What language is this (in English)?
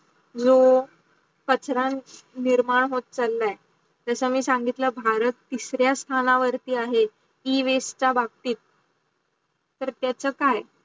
Marathi